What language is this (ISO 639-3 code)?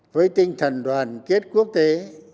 vie